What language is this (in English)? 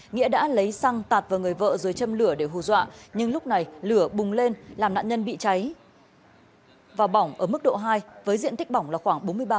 Vietnamese